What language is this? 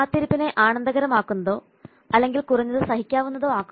Malayalam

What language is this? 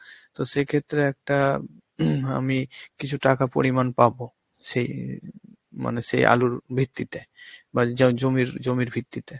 Bangla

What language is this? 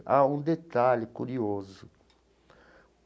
Portuguese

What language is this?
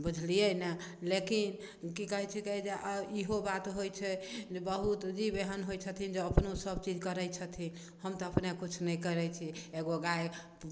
Maithili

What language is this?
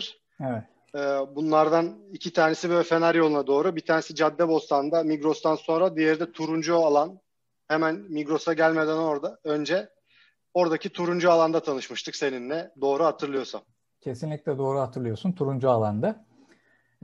Turkish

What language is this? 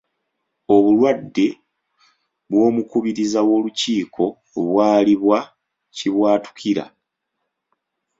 Ganda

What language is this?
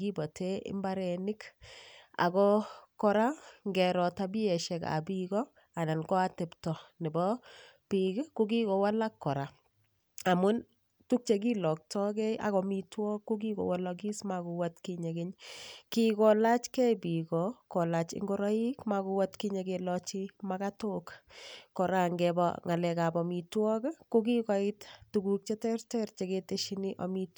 Kalenjin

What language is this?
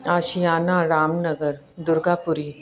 Sindhi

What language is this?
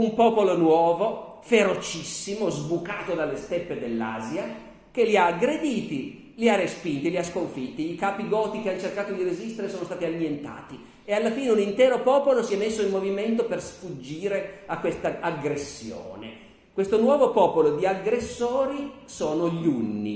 Italian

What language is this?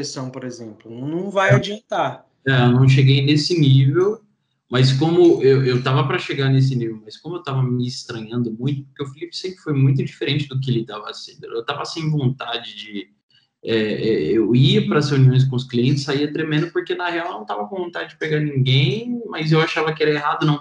Portuguese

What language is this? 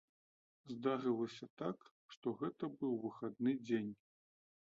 Belarusian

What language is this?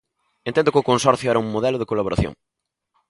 Galician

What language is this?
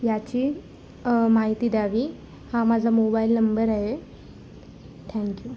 Marathi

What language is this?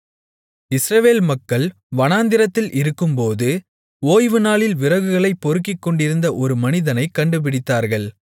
Tamil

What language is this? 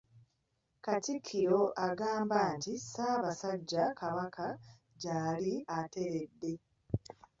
Ganda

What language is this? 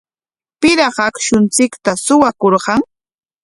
Corongo Ancash Quechua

